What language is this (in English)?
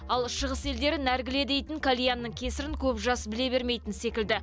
Kazakh